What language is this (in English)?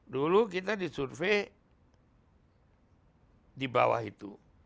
Indonesian